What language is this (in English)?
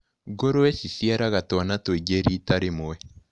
Kikuyu